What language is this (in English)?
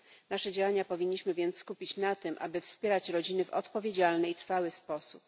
Polish